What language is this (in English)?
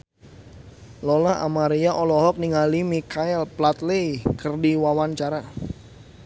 Sundanese